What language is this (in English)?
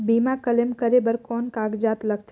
Chhattisgarhi